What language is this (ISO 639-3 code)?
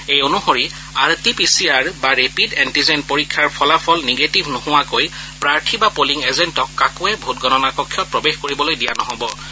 asm